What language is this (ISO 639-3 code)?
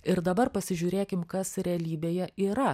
lit